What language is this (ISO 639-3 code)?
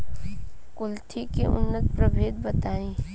bho